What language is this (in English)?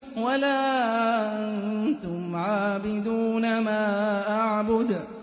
Arabic